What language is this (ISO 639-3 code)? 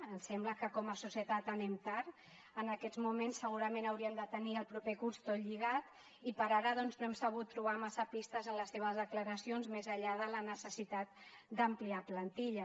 cat